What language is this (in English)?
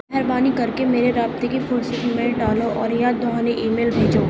Urdu